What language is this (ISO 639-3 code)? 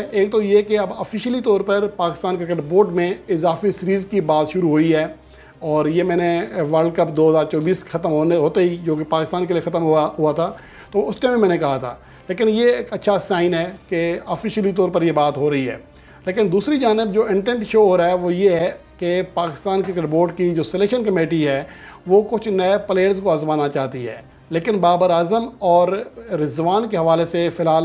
hin